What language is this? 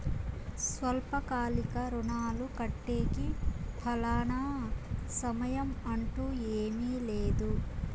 Telugu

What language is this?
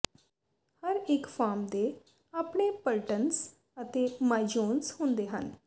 Punjabi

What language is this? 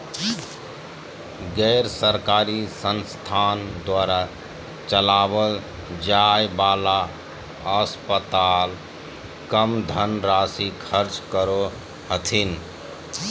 Magahi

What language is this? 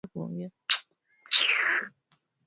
Swahili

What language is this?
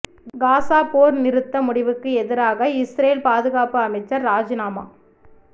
Tamil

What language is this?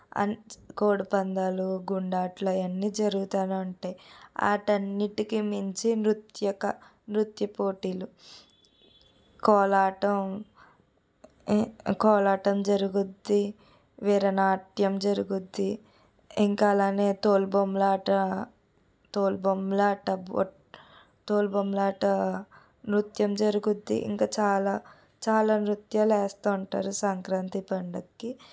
Telugu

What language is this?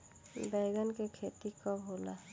Bhojpuri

